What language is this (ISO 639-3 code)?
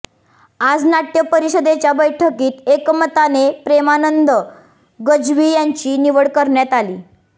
mar